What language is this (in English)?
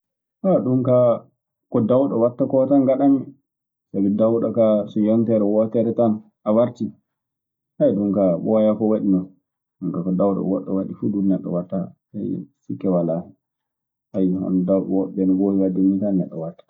Maasina Fulfulde